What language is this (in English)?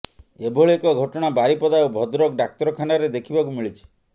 Odia